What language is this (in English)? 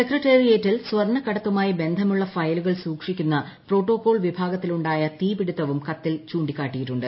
Malayalam